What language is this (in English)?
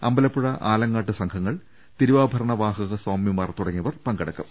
Malayalam